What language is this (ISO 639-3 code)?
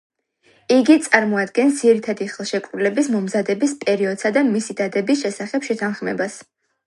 kat